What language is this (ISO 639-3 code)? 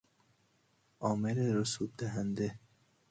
fas